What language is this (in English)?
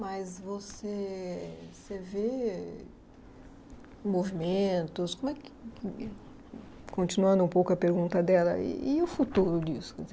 Portuguese